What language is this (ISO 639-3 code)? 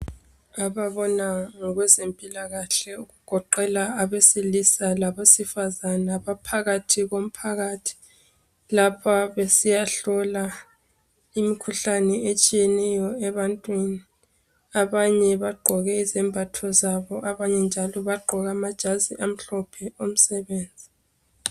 nde